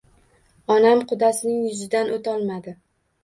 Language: Uzbek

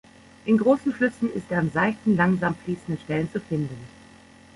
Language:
German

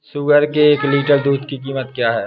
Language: Hindi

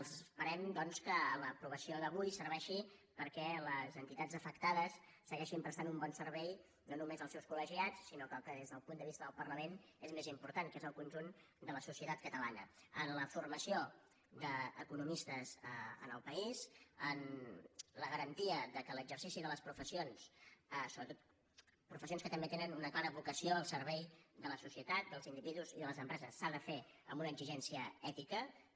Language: Catalan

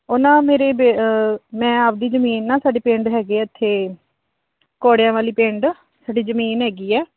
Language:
Punjabi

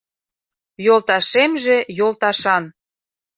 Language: Mari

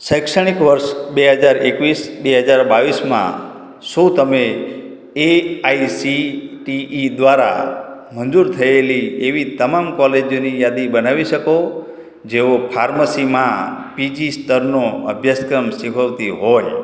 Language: Gujarati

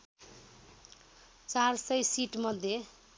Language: Nepali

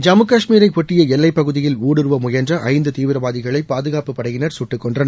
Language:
Tamil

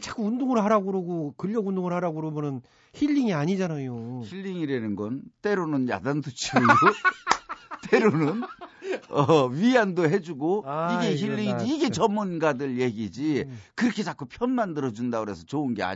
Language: Korean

